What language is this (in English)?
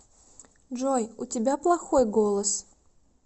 Russian